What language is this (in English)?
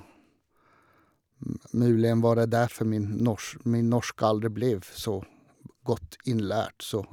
Norwegian